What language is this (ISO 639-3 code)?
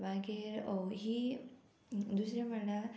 kok